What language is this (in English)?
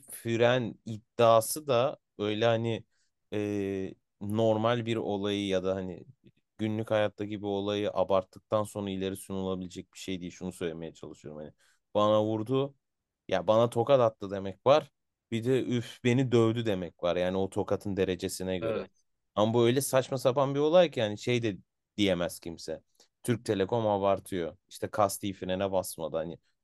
Turkish